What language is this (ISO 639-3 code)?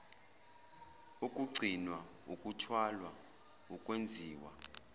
zul